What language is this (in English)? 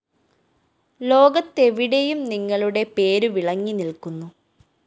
Malayalam